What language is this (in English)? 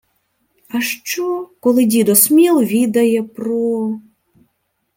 Ukrainian